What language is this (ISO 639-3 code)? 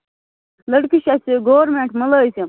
kas